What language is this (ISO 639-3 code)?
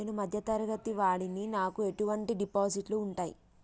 tel